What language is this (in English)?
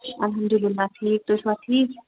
Kashmiri